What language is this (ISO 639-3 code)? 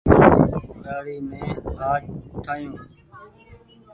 gig